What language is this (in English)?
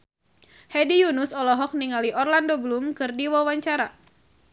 Sundanese